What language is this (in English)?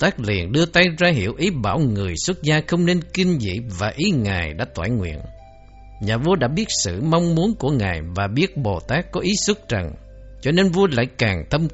Vietnamese